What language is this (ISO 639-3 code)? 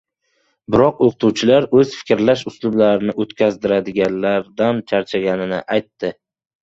uzb